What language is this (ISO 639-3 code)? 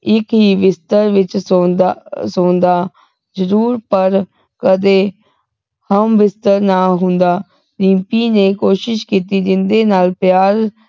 pan